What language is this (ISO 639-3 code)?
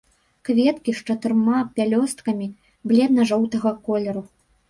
bel